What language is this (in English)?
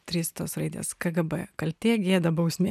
Lithuanian